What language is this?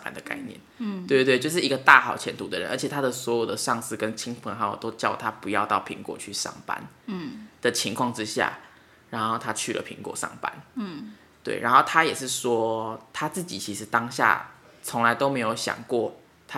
Chinese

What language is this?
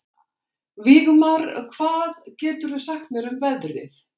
Icelandic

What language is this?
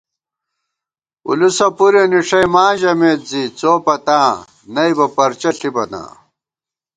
Gawar-Bati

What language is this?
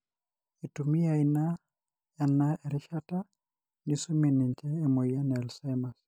Masai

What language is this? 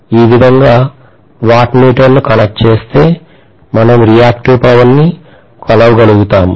Telugu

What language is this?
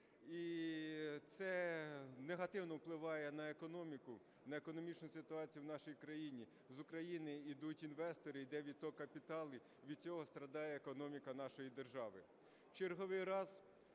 Ukrainian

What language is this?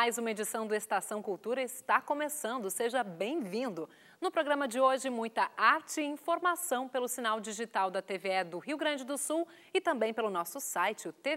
Portuguese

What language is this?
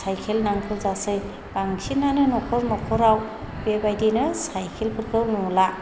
Bodo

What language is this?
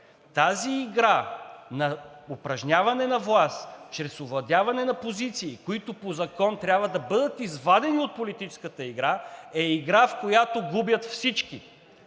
Bulgarian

